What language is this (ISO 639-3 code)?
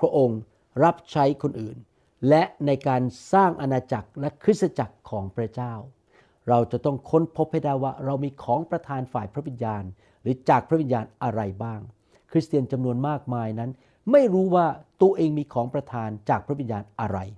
tha